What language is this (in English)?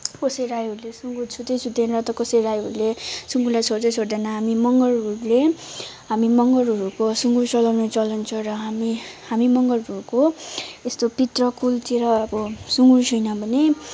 Nepali